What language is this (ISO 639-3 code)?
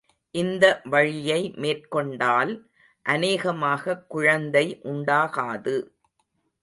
tam